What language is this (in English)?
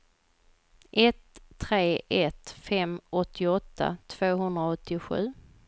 Swedish